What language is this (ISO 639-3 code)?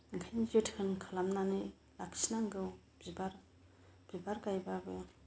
brx